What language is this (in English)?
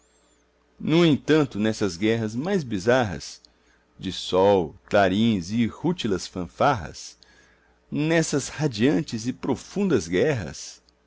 Portuguese